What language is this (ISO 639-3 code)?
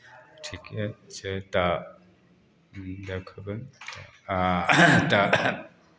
mai